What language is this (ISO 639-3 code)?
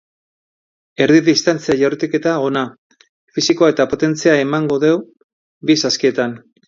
eus